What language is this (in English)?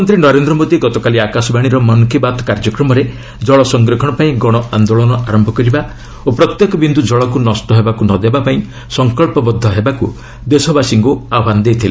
Odia